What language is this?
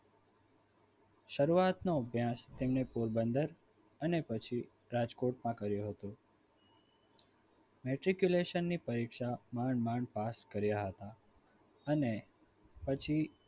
Gujarati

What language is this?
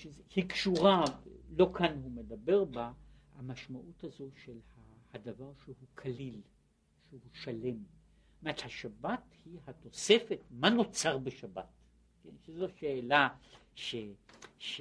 Hebrew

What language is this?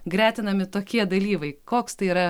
Lithuanian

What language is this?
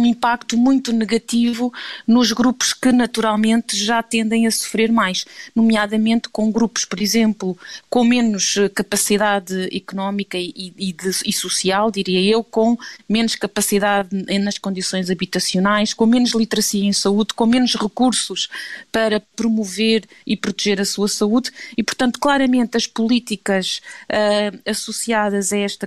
Portuguese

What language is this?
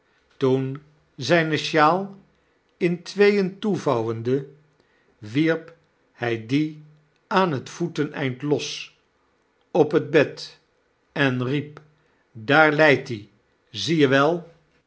Dutch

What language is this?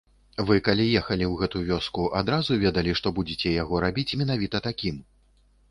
Belarusian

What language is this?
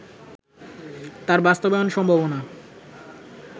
Bangla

